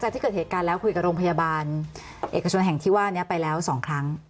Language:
Thai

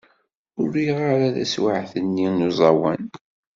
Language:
Kabyle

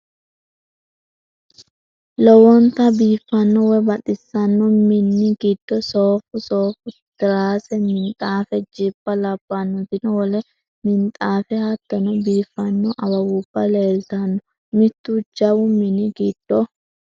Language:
Sidamo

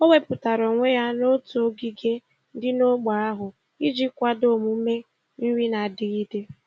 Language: Igbo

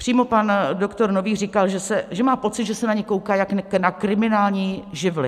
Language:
Czech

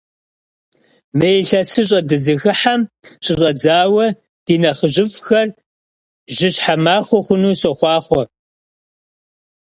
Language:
Kabardian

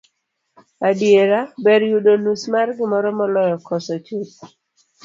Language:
Luo (Kenya and Tanzania)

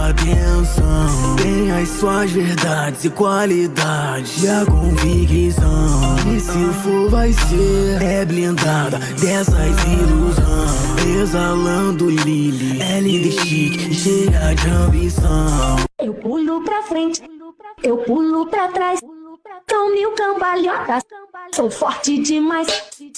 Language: Portuguese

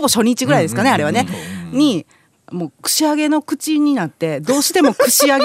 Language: Japanese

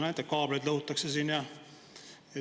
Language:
Estonian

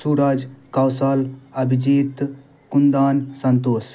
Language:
Maithili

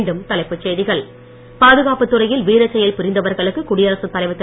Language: Tamil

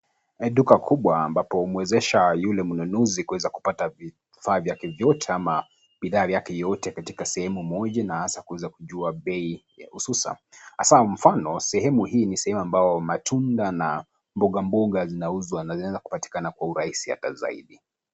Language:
Swahili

